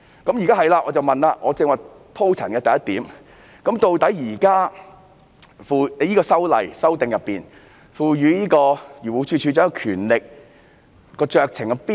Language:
Cantonese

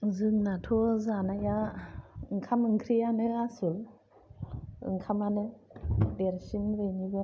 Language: Bodo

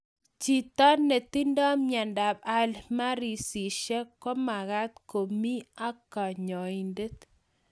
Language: Kalenjin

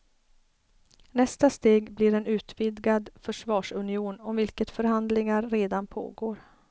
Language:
Swedish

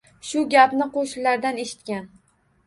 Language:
Uzbek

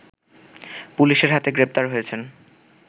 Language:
Bangla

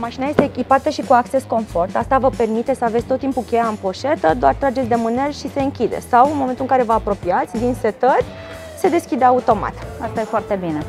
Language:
Romanian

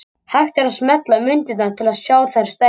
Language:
Icelandic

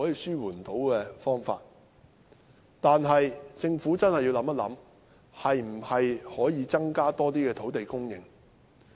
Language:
Cantonese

